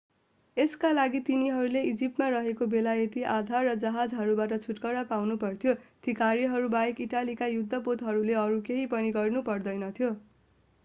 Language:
Nepali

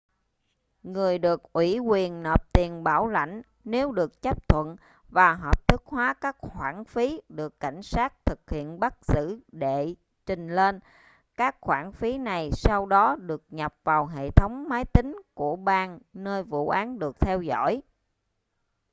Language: Vietnamese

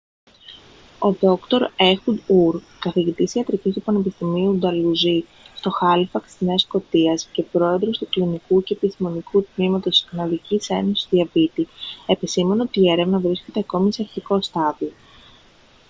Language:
Greek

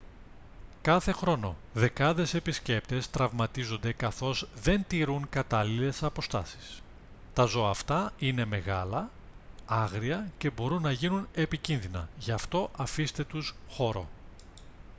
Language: Greek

